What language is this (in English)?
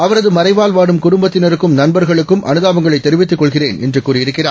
Tamil